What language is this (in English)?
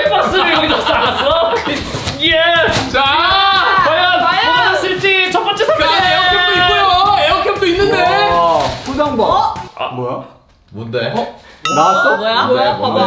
Korean